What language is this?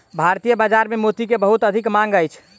Maithili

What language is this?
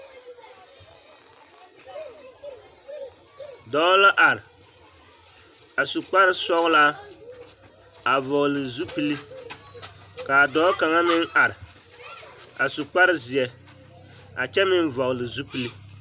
Southern Dagaare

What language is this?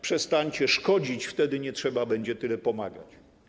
Polish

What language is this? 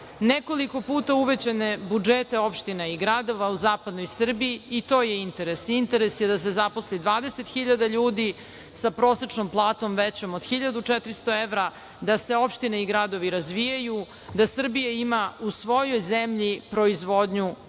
Serbian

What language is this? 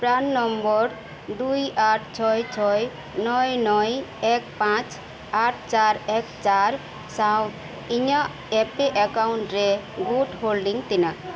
Santali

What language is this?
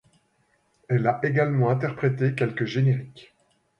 French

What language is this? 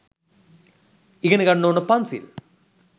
Sinhala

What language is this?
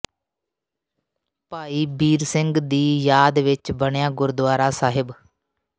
Punjabi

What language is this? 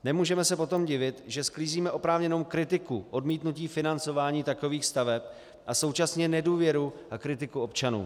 Czech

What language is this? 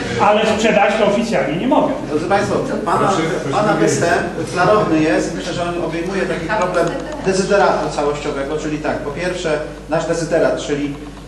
Polish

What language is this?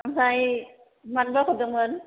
Bodo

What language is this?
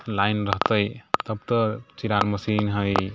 Maithili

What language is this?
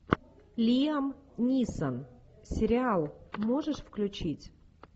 Russian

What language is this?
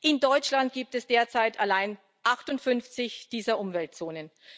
German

